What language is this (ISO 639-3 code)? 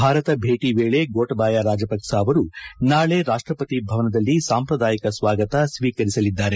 kan